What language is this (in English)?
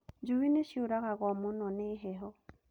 Kikuyu